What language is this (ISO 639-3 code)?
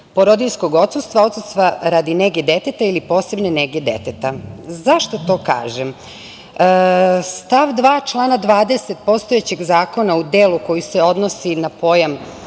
srp